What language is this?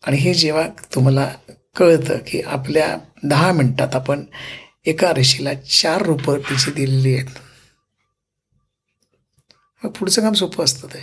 Marathi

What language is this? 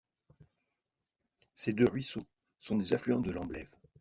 French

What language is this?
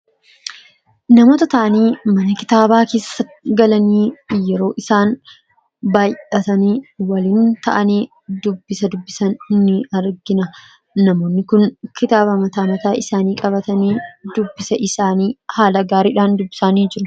Oromo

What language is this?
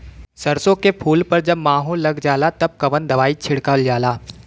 Bhojpuri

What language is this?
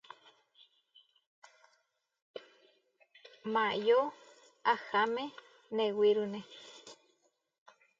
Huarijio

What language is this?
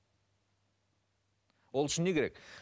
Kazakh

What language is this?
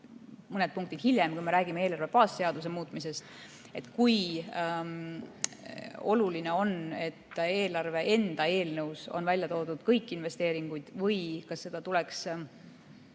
Estonian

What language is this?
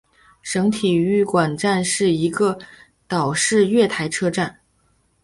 Chinese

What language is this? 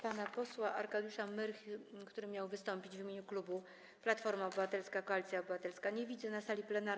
Polish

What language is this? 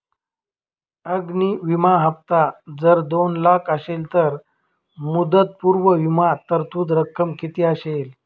Marathi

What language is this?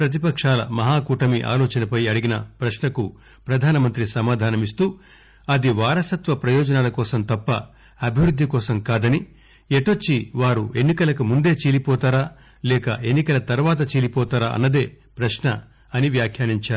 Telugu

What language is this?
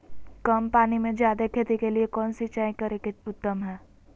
Magahi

